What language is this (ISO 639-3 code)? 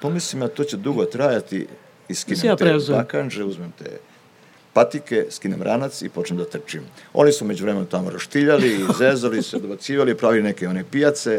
hrv